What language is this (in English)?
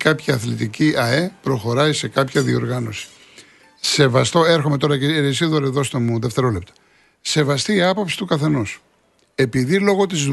Greek